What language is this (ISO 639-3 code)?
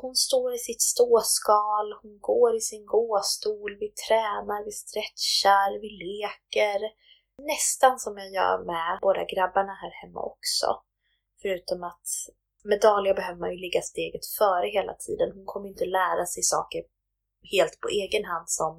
swe